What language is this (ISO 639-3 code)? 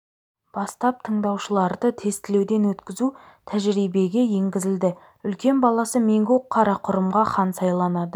kaz